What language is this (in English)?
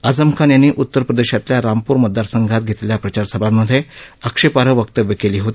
Marathi